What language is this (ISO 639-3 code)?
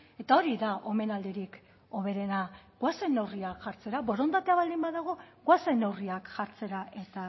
eus